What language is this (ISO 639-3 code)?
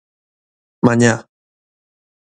glg